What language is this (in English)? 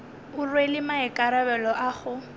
Northern Sotho